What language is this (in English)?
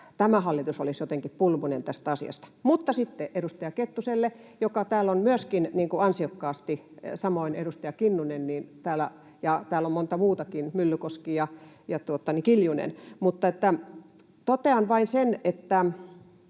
Finnish